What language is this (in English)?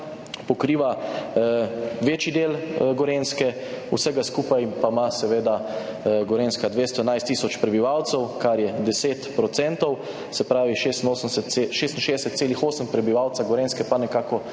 Slovenian